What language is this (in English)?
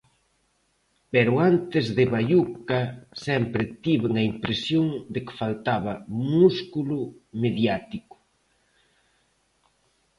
Galician